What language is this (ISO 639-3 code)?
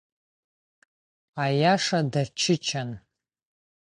abk